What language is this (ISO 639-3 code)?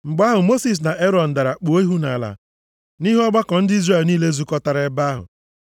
ibo